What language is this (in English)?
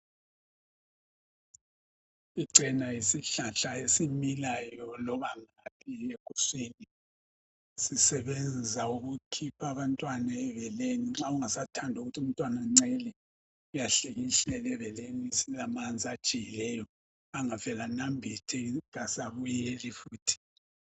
North Ndebele